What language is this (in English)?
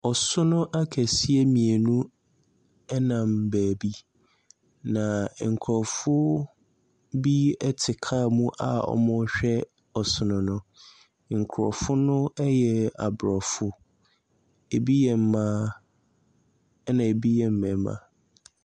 Akan